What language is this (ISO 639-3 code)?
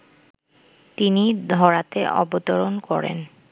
ben